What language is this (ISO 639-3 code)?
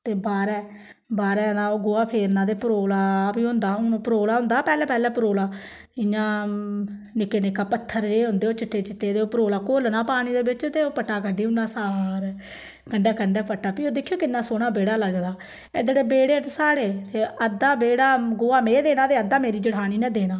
doi